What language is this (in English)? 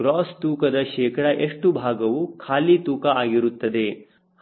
Kannada